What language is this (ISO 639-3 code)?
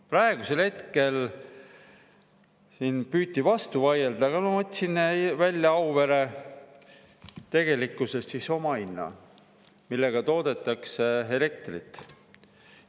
est